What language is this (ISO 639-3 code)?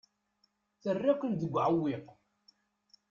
kab